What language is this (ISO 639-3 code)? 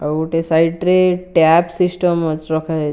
ori